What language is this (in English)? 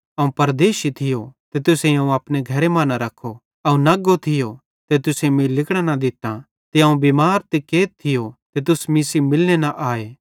Bhadrawahi